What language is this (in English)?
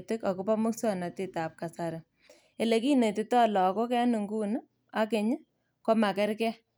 Kalenjin